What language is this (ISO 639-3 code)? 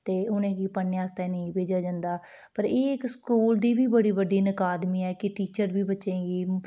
doi